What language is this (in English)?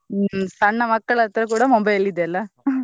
Kannada